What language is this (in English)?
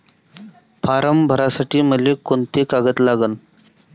Marathi